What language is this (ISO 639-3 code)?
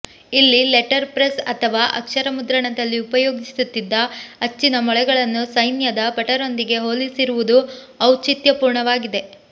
kan